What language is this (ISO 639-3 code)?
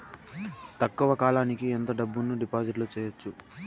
tel